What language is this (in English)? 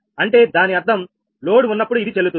Telugu